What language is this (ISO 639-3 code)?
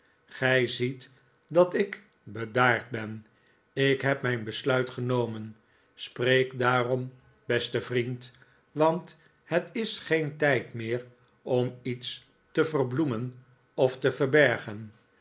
nld